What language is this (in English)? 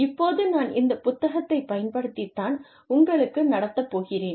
Tamil